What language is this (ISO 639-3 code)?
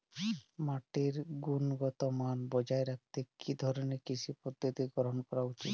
ben